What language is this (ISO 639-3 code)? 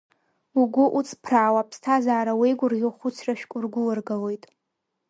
abk